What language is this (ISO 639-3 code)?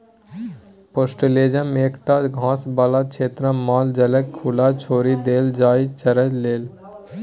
mai